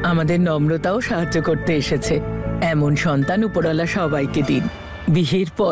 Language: Bangla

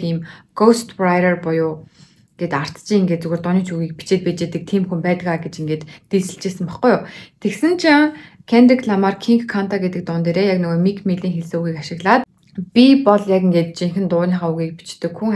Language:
Turkish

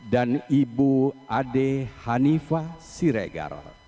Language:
Indonesian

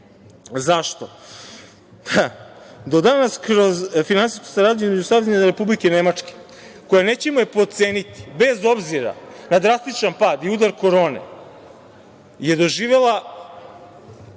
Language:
Serbian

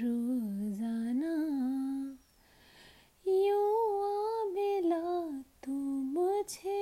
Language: Hindi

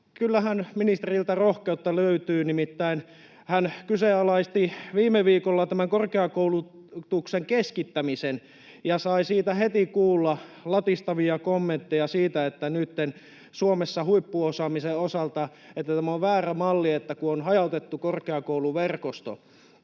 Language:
Finnish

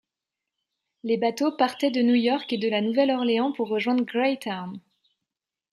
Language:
French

